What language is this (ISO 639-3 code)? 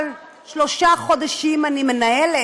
heb